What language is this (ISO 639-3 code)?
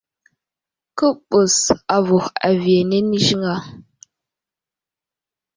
udl